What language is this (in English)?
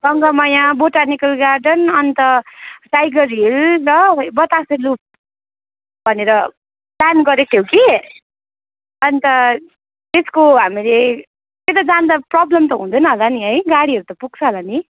Nepali